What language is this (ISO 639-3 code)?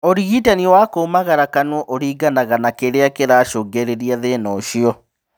kik